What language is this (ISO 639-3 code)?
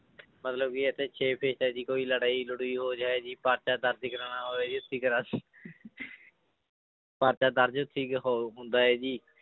pan